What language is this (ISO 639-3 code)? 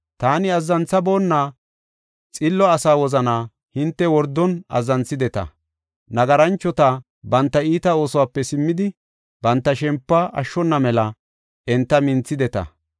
gof